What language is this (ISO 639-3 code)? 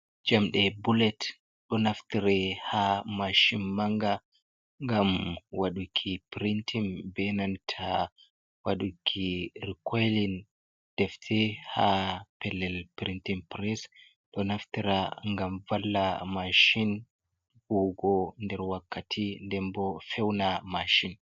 ful